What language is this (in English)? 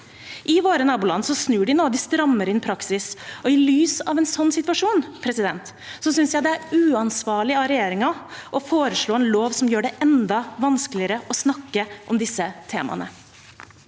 Norwegian